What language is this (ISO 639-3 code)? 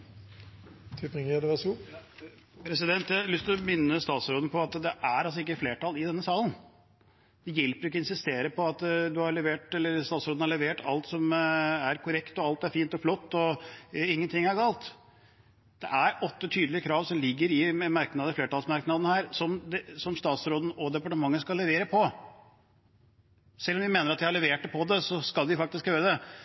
nob